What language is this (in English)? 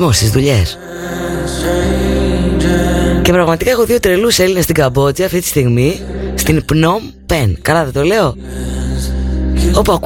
Greek